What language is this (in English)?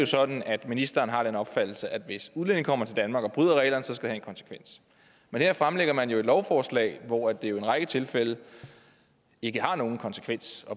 Danish